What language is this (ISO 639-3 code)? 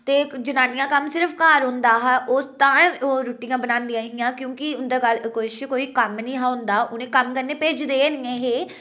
doi